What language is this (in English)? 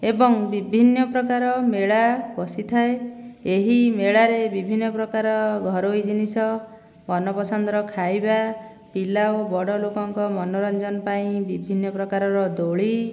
Odia